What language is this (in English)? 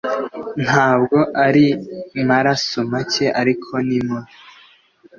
Kinyarwanda